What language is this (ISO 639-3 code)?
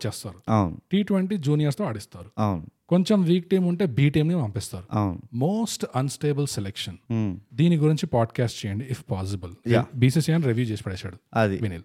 tel